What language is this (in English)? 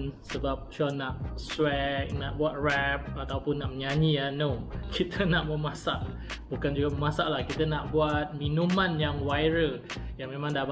Malay